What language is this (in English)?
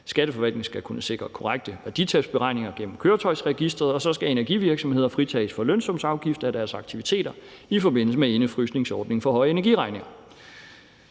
Danish